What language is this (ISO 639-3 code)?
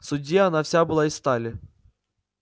rus